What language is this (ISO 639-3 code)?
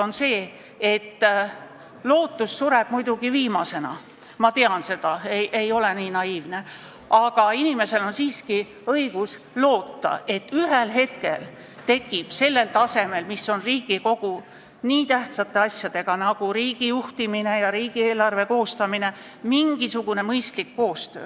est